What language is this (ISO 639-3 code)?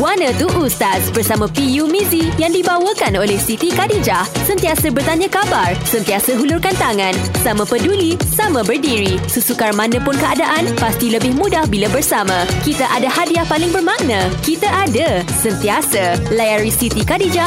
msa